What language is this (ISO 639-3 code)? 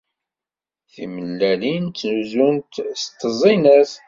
kab